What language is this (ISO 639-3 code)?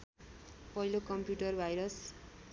nep